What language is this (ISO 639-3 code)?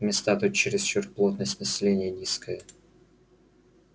rus